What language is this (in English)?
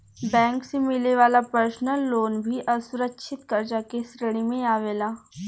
Bhojpuri